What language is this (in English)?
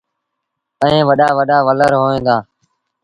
Sindhi Bhil